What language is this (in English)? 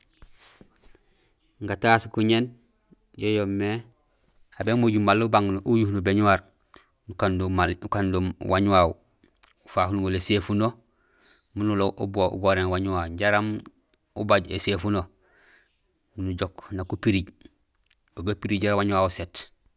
Gusilay